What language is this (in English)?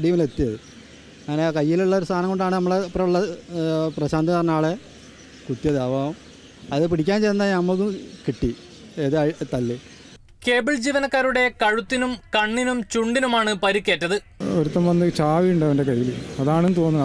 Malayalam